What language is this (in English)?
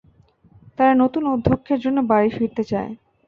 Bangla